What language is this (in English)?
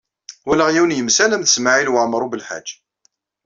Kabyle